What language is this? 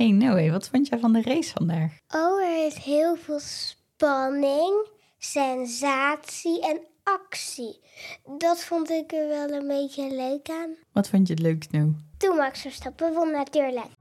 Dutch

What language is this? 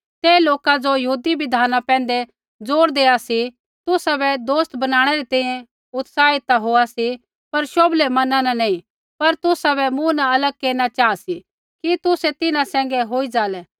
Kullu Pahari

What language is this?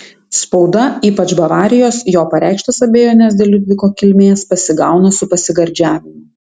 Lithuanian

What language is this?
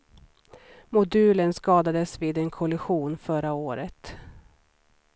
Swedish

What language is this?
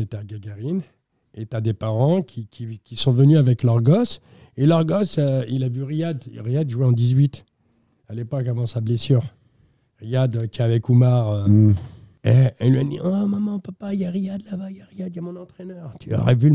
French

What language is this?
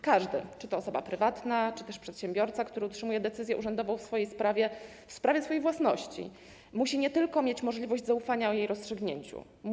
Polish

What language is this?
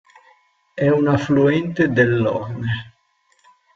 Italian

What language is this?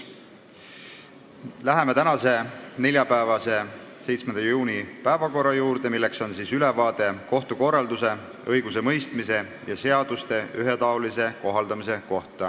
Estonian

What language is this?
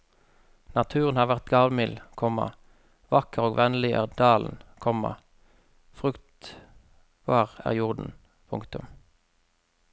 Norwegian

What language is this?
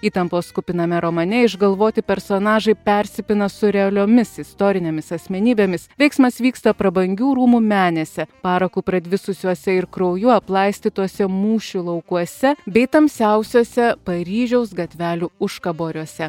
Lithuanian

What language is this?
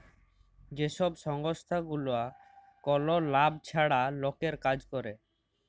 Bangla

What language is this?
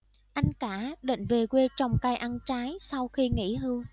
Vietnamese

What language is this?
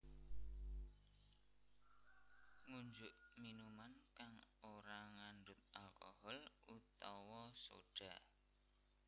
Javanese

